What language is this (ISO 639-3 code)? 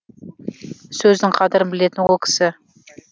kaz